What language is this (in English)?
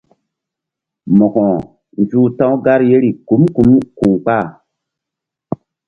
Mbum